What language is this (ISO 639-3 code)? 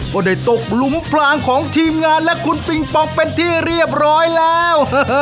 tha